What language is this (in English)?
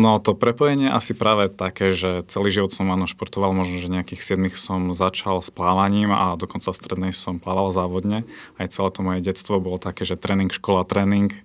Slovak